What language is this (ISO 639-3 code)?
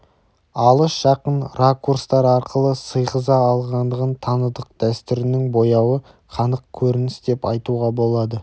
kaz